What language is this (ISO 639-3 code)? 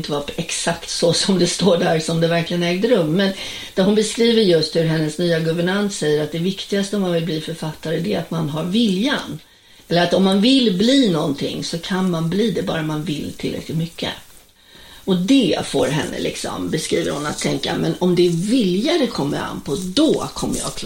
swe